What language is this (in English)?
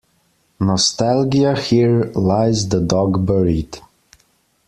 English